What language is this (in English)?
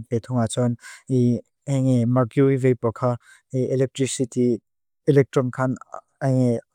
Mizo